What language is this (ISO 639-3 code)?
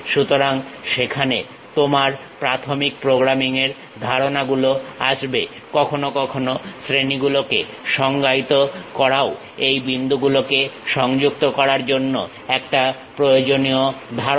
ben